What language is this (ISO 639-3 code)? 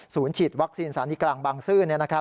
tha